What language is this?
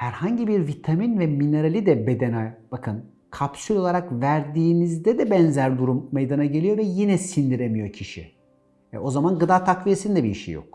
Turkish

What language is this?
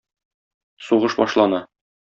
Tatar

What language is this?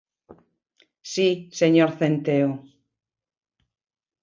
Galician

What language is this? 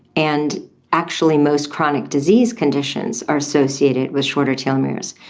English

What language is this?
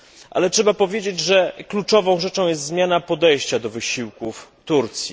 Polish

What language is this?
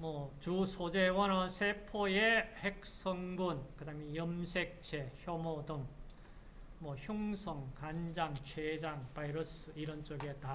Korean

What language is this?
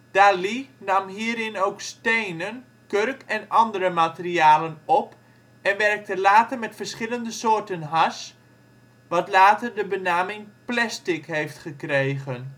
Dutch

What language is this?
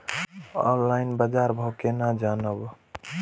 Maithili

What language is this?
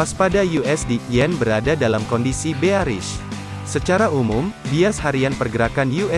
Indonesian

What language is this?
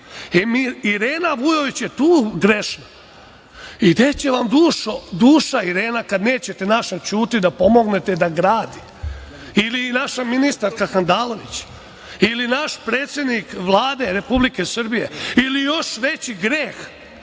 Serbian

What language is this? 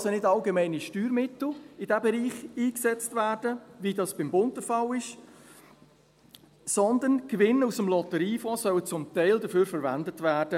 Swiss German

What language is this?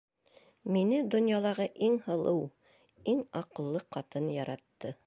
Bashkir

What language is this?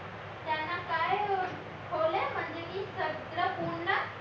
Marathi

